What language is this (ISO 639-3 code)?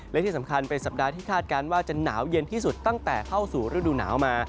tha